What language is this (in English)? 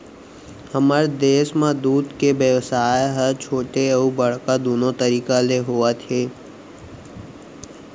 Chhattisgarhi